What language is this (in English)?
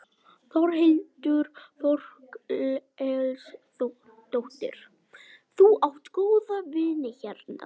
Icelandic